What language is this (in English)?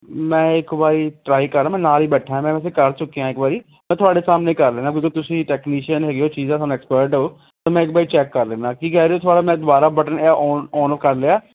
Punjabi